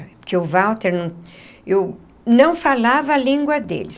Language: Portuguese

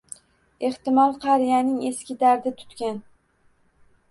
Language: Uzbek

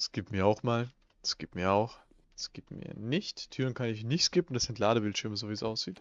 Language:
German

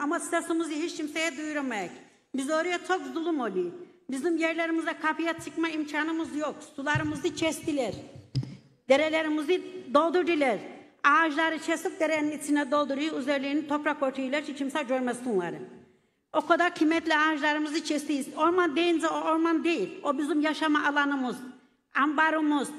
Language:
Turkish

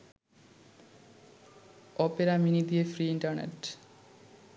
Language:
Bangla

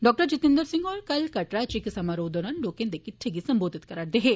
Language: Dogri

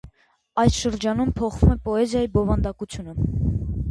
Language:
Armenian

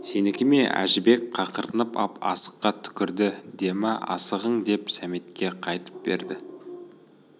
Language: Kazakh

